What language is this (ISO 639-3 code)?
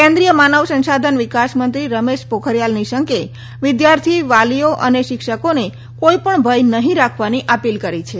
guj